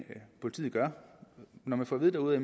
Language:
Danish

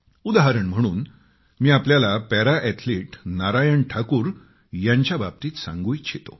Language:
Marathi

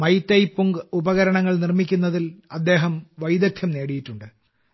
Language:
Malayalam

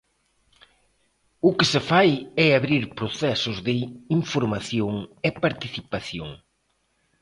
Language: Galician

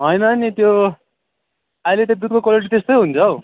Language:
Nepali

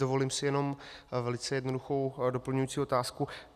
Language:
Czech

